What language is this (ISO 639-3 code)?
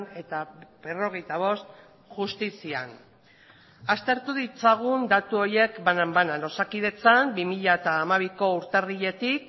eus